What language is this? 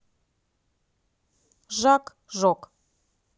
Russian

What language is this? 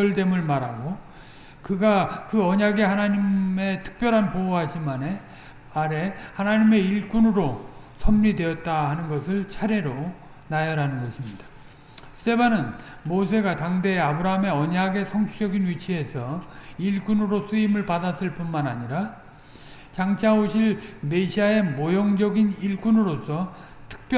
Korean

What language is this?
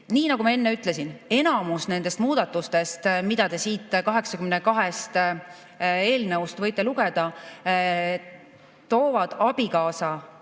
Estonian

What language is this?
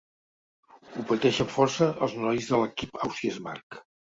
Catalan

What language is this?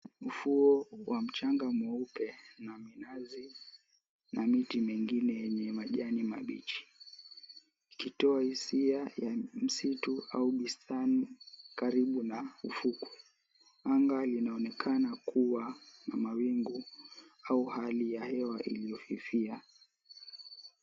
Swahili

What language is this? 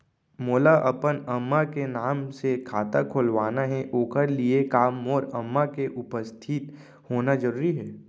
Chhattisgarhi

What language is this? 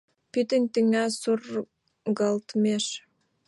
Mari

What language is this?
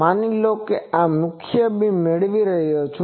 Gujarati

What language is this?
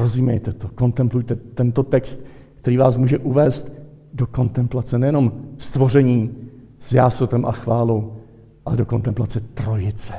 Czech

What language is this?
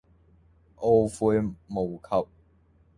Cantonese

